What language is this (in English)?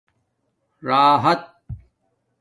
Domaaki